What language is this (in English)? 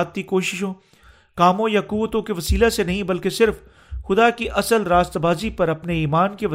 Urdu